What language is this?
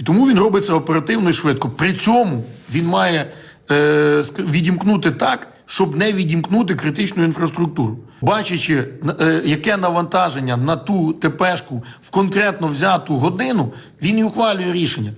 Ukrainian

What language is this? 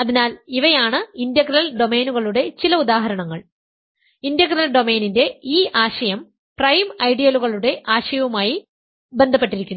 Malayalam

